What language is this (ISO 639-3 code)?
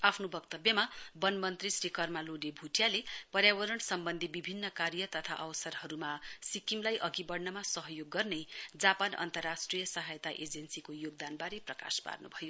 nep